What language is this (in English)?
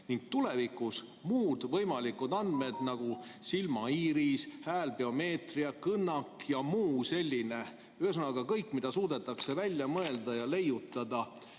Estonian